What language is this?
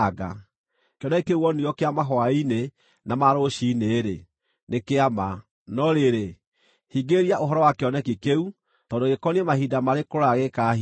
Kikuyu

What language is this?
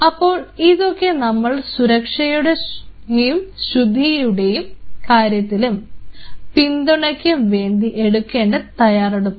Malayalam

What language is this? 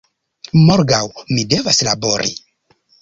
Esperanto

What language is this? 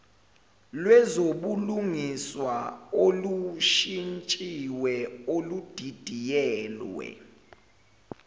Zulu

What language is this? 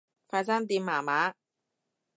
Cantonese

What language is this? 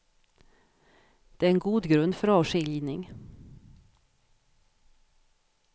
Swedish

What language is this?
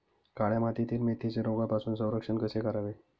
Marathi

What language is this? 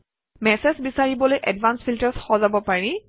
Assamese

